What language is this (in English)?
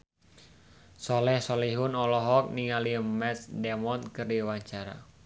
Sundanese